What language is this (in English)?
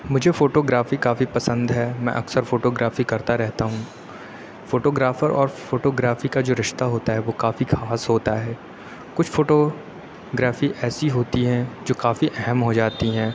Urdu